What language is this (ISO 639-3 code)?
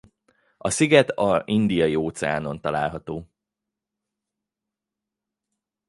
hun